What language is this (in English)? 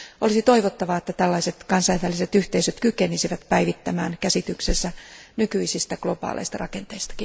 Finnish